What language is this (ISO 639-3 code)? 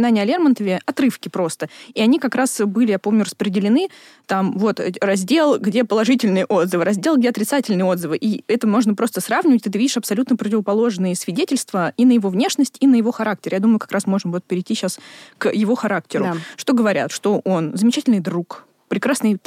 rus